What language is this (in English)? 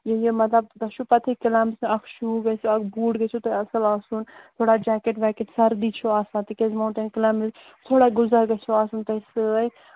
Kashmiri